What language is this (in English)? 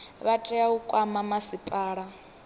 Venda